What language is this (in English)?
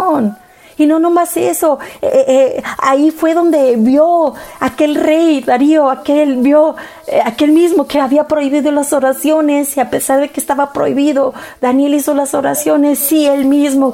Spanish